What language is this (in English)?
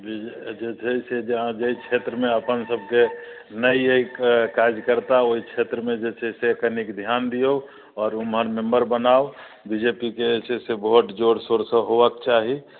Maithili